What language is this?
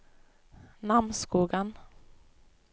Norwegian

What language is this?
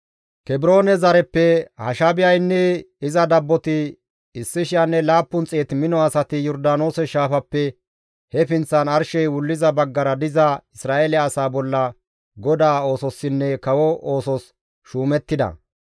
Gamo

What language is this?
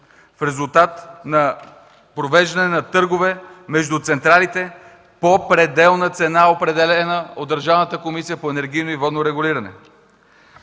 Bulgarian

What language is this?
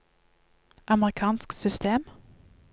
Norwegian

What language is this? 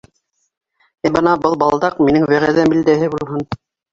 Bashkir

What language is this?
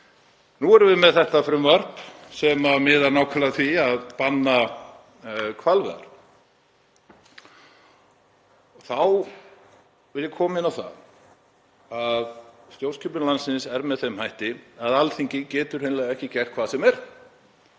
Icelandic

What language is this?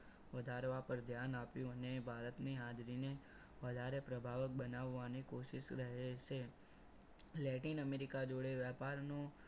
Gujarati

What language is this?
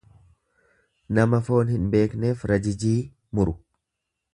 Oromo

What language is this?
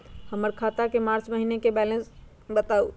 Magahi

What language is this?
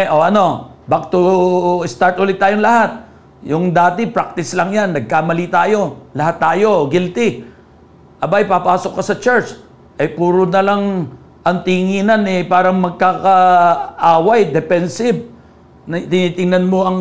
Filipino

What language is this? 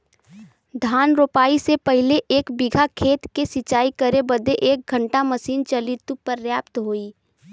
Bhojpuri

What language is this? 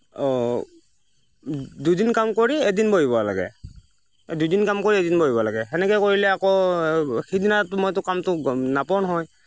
Assamese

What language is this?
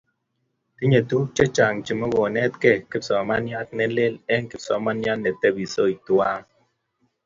Kalenjin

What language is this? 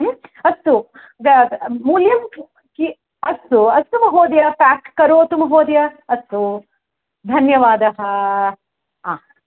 Sanskrit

